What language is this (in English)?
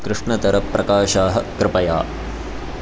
Sanskrit